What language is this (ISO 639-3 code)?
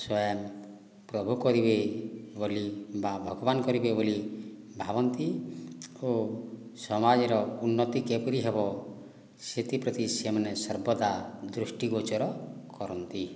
ori